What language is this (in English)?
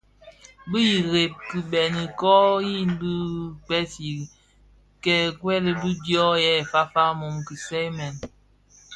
Bafia